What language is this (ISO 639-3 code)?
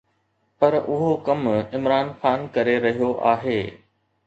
snd